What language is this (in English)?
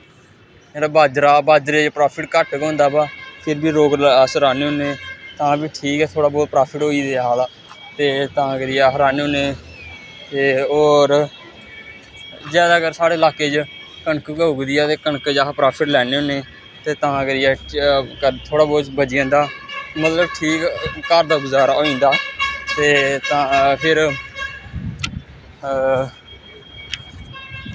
Dogri